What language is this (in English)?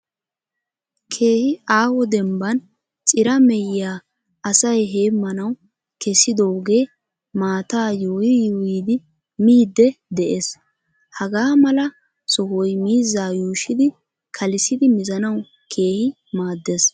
Wolaytta